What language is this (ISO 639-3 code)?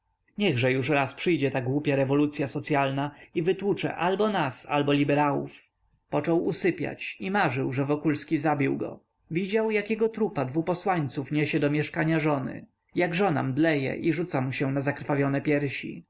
pol